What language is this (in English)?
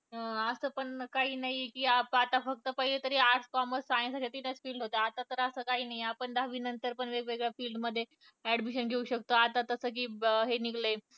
Marathi